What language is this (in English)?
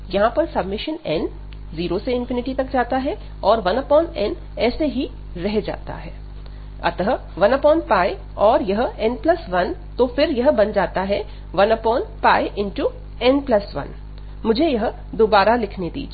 Hindi